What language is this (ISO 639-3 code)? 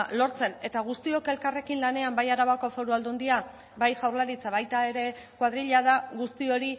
eus